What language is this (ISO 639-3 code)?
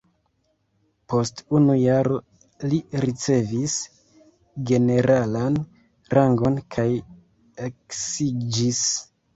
epo